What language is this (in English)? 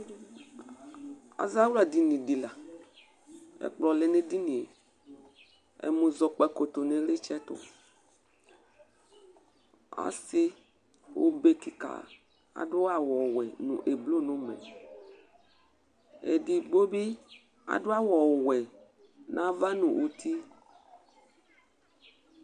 Ikposo